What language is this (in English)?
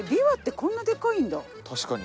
Japanese